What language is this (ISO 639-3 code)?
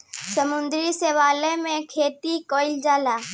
bho